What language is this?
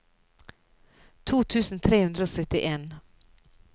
Norwegian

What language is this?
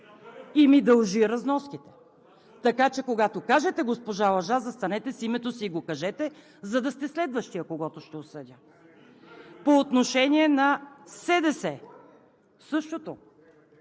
Bulgarian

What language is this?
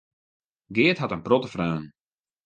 Western Frisian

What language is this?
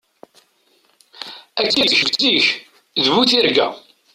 Kabyle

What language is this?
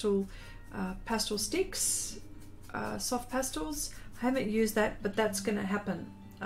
English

